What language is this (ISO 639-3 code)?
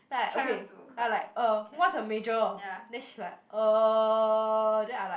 eng